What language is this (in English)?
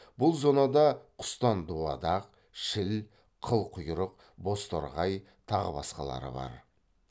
Kazakh